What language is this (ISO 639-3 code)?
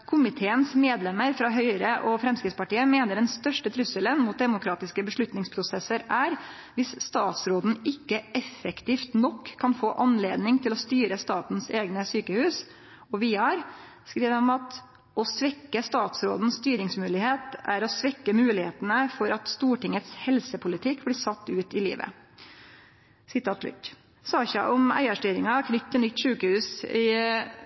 nno